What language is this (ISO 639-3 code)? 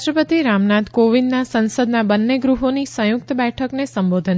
guj